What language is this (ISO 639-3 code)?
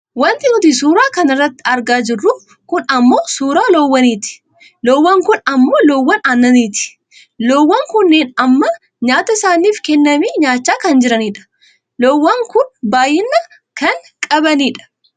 orm